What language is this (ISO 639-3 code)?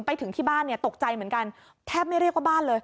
tha